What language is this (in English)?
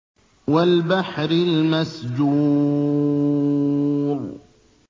Arabic